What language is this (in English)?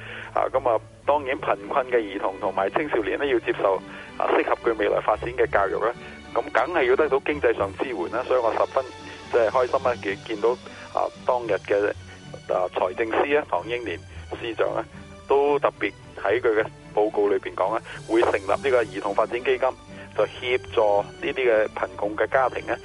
Chinese